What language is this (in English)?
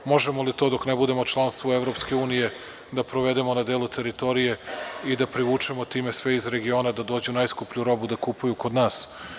Serbian